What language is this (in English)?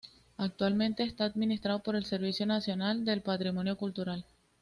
Spanish